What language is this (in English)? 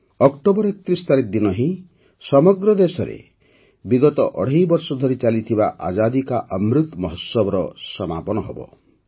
Odia